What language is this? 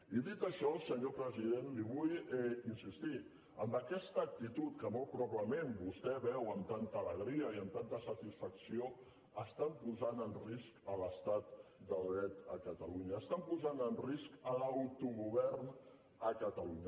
Catalan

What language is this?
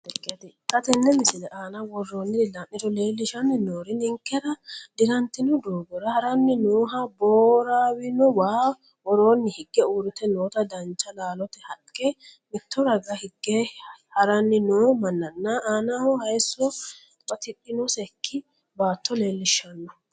Sidamo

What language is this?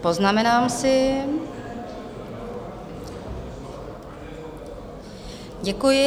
Czech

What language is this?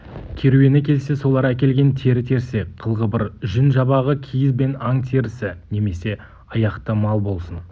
Kazakh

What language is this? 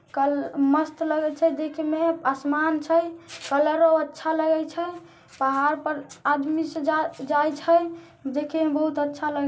Magahi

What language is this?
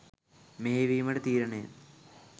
Sinhala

